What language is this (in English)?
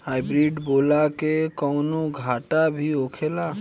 Bhojpuri